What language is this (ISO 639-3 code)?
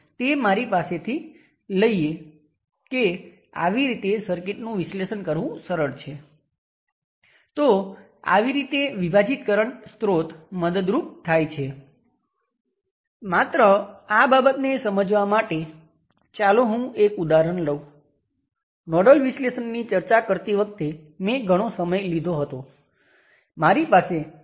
guj